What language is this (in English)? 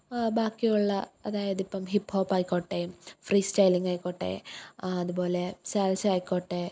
Malayalam